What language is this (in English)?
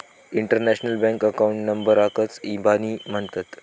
Marathi